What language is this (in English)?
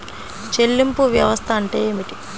Telugu